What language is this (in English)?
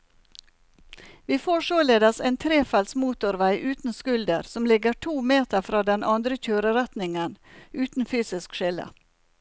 Norwegian